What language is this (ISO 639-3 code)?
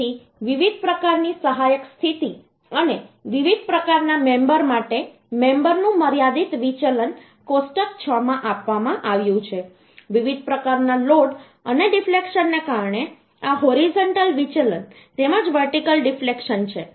guj